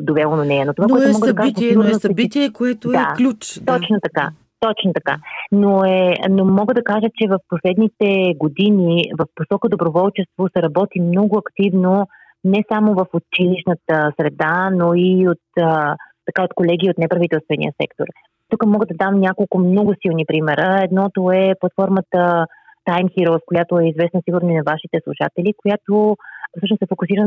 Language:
Bulgarian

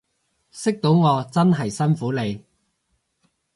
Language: Cantonese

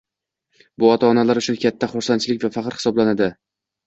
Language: Uzbek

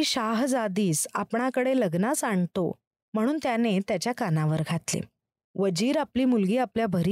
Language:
Marathi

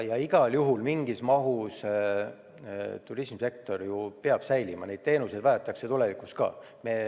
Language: Estonian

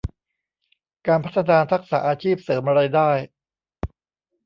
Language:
Thai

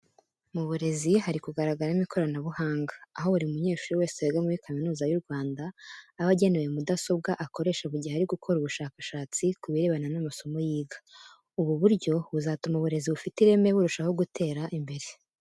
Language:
Kinyarwanda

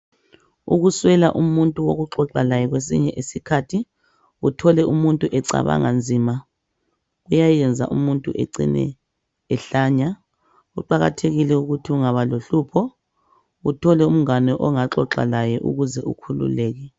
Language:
North Ndebele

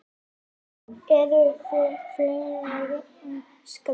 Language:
Icelandic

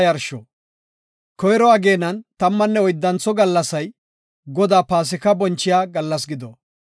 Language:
Gofa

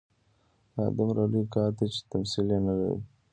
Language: Pashto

